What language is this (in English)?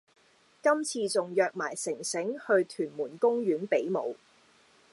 Cantonese